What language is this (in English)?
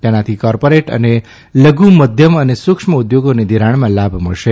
Gujarati